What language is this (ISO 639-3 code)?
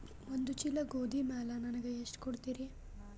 kan